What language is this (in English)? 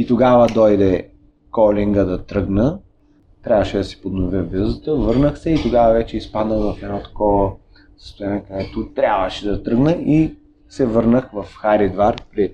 Bulgarian